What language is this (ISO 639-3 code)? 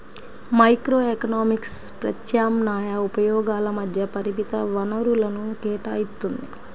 tel